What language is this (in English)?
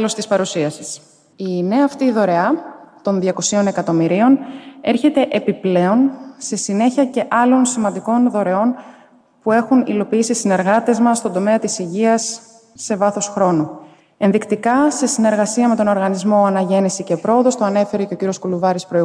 Greek